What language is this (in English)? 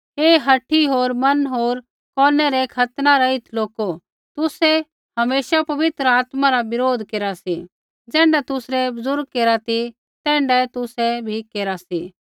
Kullu Pahari